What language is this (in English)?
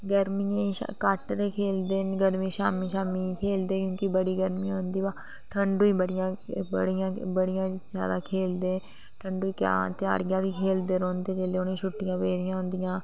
Dogri